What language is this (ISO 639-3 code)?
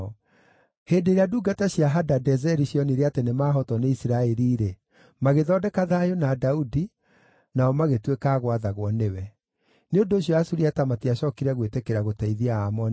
kik